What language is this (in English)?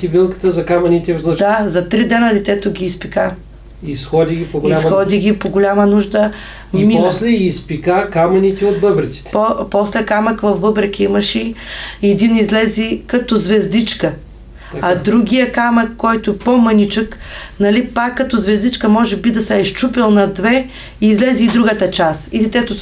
Bulgarian